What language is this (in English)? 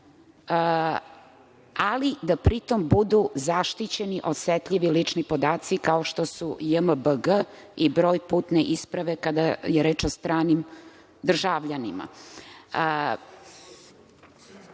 Serbian